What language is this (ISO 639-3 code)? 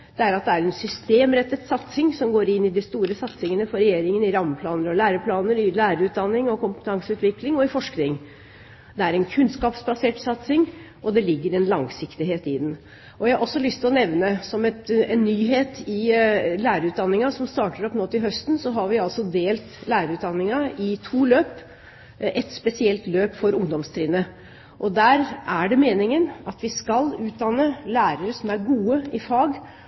nob